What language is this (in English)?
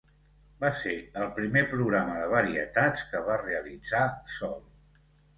Catalan